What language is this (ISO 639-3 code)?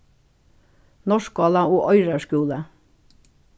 fao